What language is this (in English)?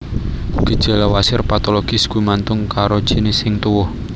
Javanese